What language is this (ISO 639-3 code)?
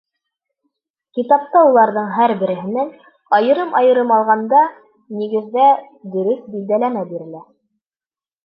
bak